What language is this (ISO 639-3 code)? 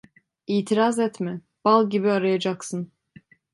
tur